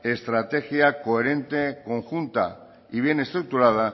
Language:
Spanish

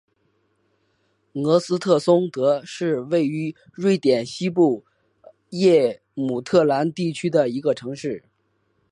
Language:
Chinese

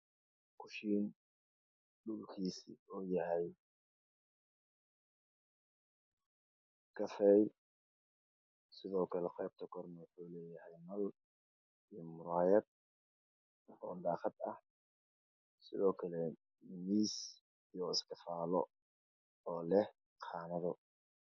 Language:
Somali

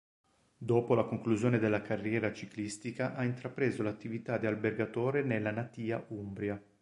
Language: Italian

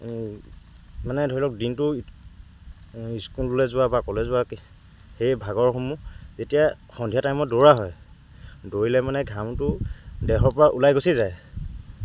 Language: Assamese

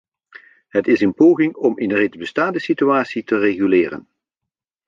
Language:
Dutch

